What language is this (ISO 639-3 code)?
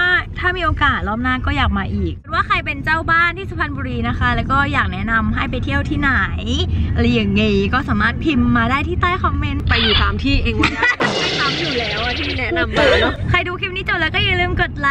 tha